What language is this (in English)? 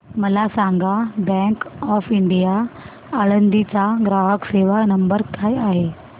Marathi